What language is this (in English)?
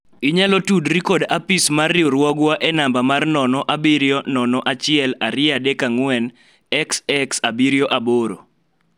Luo (Kenya and Tanzania)